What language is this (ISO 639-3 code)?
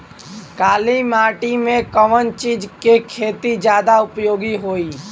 bho